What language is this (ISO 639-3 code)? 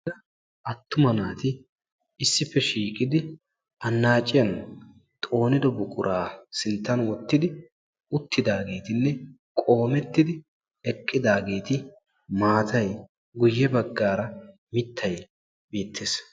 wal